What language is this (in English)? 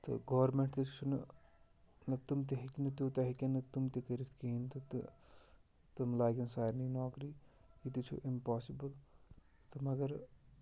Kashmiri